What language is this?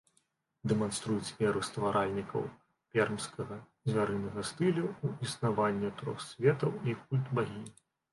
Belarusian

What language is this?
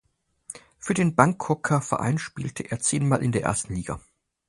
German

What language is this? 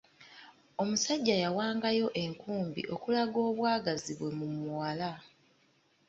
Ganda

